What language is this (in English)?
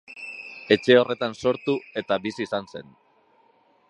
Basque